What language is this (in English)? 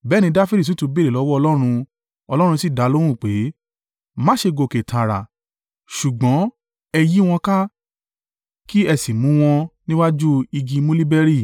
Yoruba